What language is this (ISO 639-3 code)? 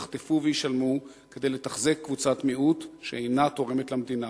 heb